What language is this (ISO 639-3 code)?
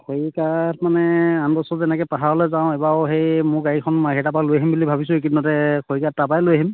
asm